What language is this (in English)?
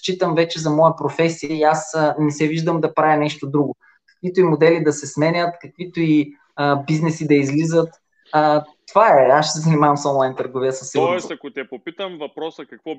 Bulgarian